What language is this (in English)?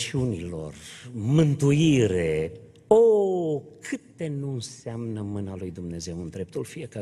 Romanian